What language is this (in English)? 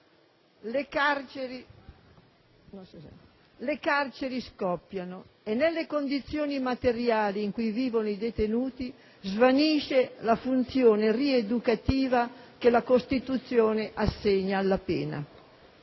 Italian